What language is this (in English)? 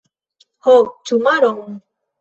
Esperanto